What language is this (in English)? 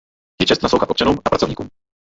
Czech